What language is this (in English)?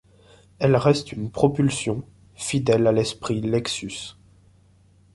French